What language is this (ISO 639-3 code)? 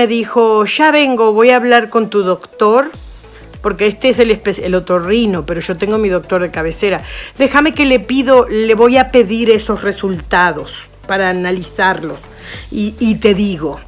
spa